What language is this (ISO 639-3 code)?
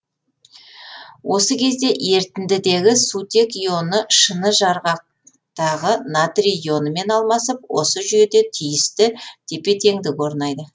kaz